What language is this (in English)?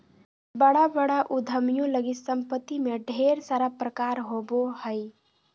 Magahi